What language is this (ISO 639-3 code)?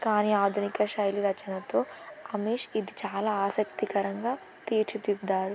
tel